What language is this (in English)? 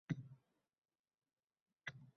Uzbek